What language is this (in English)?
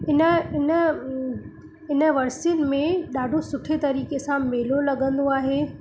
Sindhi